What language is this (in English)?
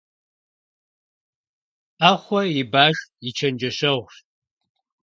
Kabardian